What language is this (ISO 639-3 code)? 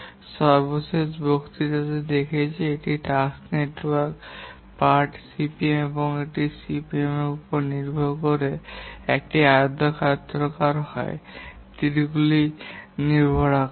ben